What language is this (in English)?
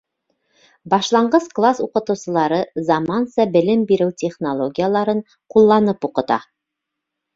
Bashkir